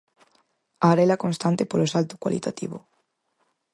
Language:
Galician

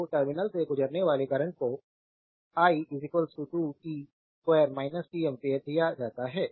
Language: Hindi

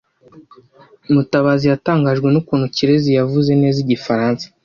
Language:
Kinyarwanda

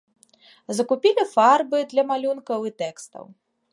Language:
Belarusian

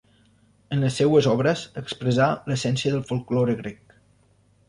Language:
Catalan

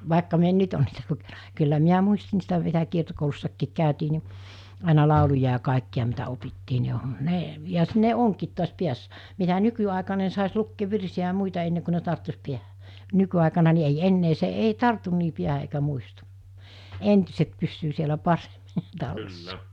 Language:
Finnish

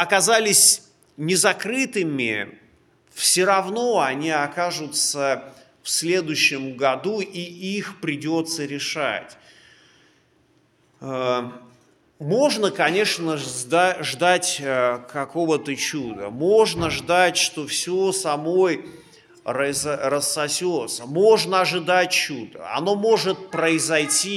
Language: Russian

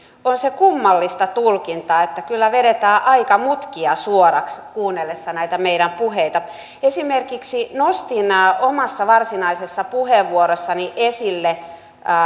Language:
Finnish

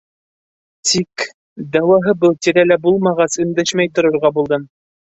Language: Bashkir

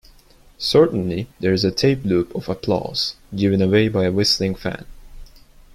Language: English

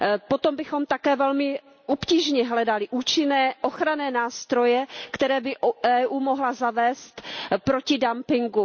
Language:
Czech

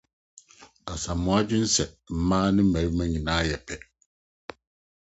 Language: Akan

